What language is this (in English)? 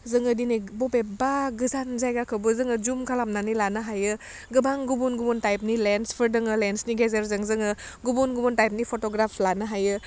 Bodo